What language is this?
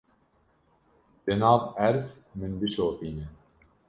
Kurdish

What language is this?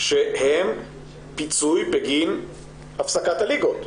Hebrew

